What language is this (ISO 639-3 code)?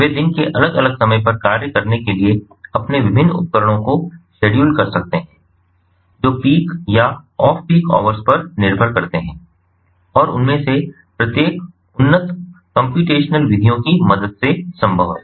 hin